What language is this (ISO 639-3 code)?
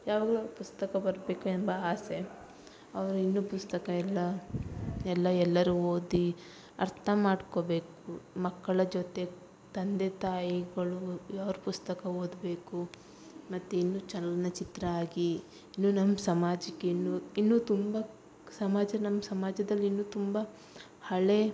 kan